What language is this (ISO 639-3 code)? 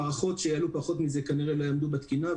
heb